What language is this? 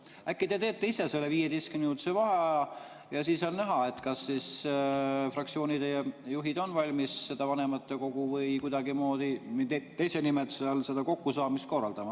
Estonian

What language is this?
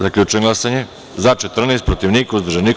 Serbian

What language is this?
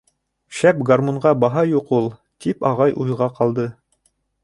Bashkir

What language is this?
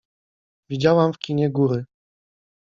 Polish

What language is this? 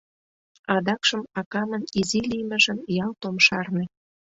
Mari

